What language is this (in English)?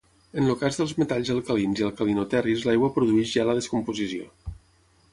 Catalan